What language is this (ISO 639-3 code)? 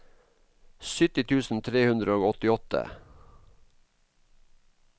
nor